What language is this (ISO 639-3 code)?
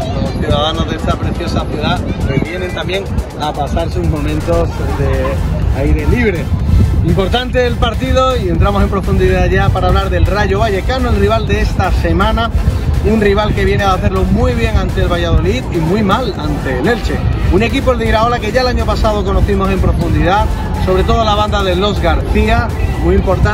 spa